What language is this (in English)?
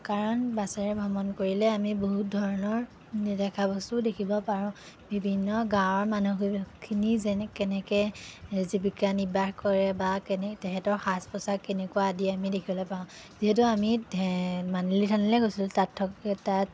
Assamese